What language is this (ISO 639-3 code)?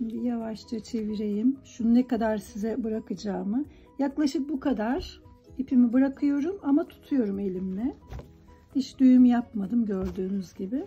tur